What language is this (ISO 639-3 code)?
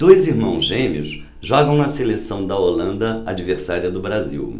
por